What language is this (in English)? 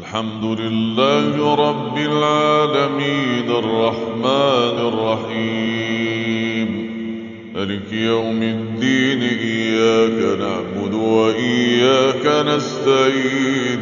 Arabic